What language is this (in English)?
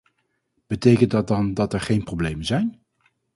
Dutch